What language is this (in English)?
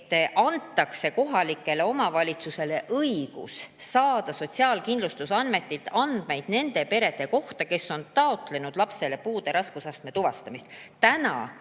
Estonian